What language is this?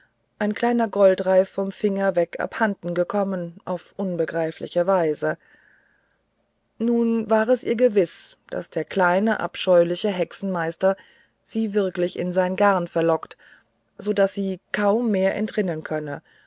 German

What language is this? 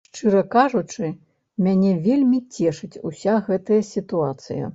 Belarusian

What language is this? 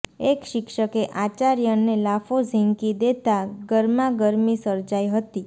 Gujarati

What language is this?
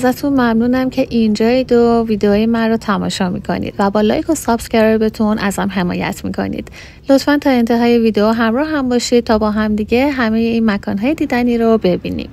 Persian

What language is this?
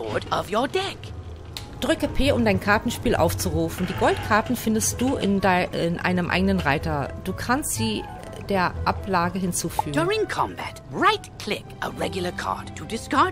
German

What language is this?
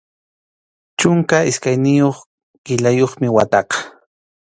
Arequipa-La Unión Quechua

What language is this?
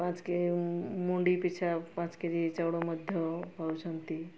Odia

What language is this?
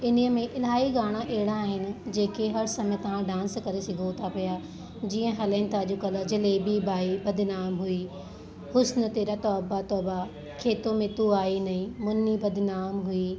Sindhi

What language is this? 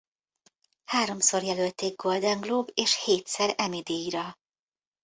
Hungarian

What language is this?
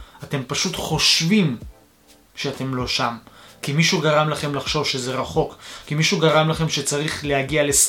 Hebrew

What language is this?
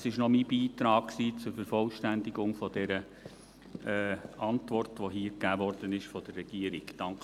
Swiss German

